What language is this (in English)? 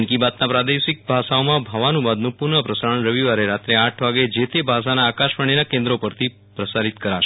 Gujarati